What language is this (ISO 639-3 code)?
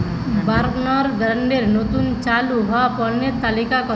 ben